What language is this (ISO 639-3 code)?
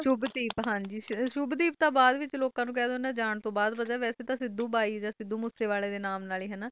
pan